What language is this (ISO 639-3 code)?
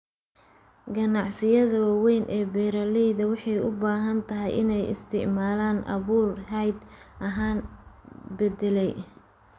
som